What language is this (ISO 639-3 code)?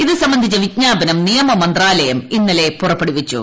mal